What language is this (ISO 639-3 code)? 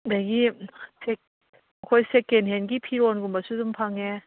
mni